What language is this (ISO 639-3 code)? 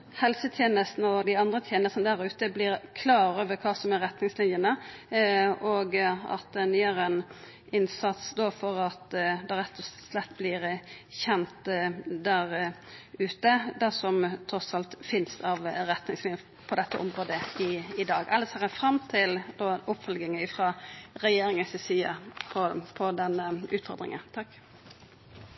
nno